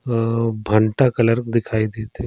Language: Surgujia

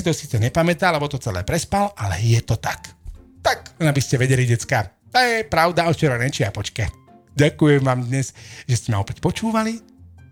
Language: Slovak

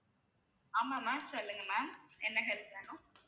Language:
Tamil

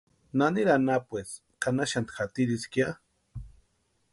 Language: Western Highland Purepecha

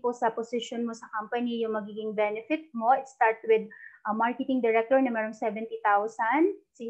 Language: Filipino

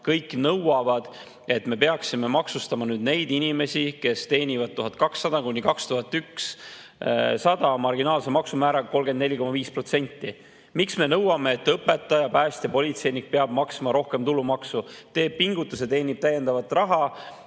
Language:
Estonian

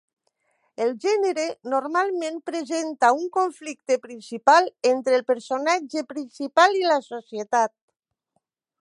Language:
Catalan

